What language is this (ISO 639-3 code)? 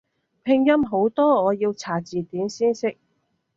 yue